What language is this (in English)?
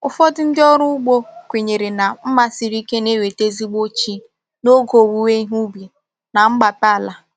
Igbo